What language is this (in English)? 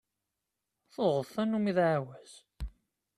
Kabyle